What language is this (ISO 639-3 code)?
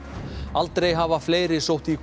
isl